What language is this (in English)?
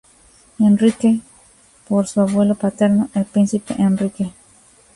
Spanish